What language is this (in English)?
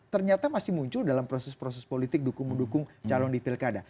Indonesian